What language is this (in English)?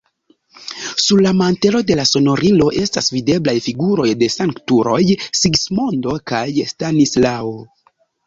Esperanto